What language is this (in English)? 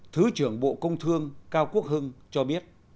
Vietnamese